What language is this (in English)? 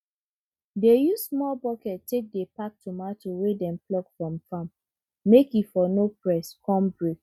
Nigerian Pidgin